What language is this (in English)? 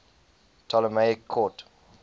English